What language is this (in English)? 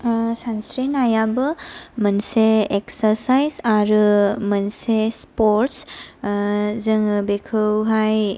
Bodo